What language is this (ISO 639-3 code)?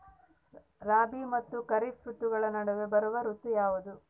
kan